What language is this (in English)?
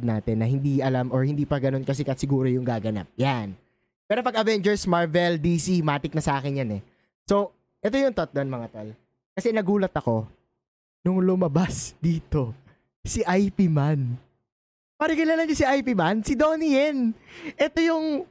Filipino